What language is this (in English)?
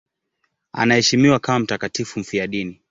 Swahili